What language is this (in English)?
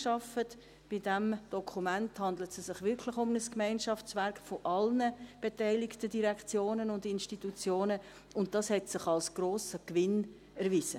Swiss German